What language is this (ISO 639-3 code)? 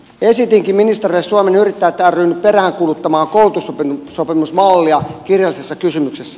fin